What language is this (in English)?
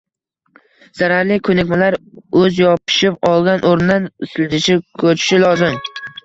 Uzbek